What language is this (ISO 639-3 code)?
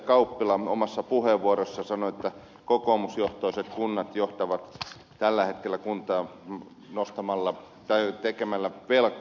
fin